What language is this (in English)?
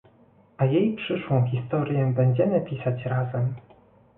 Polish